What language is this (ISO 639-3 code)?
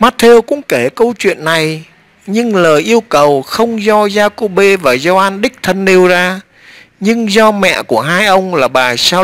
vie